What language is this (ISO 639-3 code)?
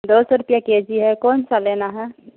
urd